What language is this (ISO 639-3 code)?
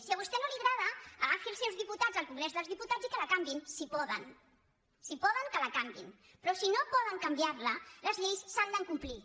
cat